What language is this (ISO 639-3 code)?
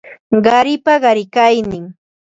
qva